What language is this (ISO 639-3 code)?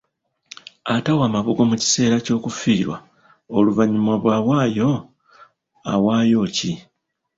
lug